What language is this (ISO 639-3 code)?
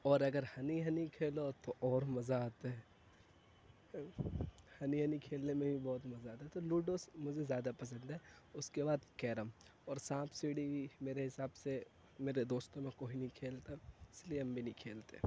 urd